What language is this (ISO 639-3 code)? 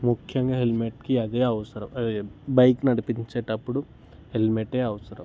tel